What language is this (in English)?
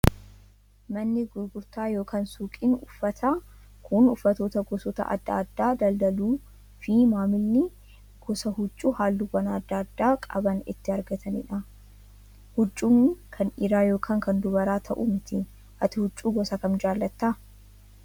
Oromo